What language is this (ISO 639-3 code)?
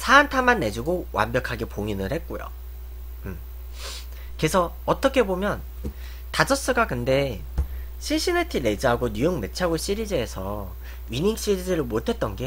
kor